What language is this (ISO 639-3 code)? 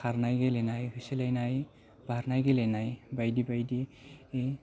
brx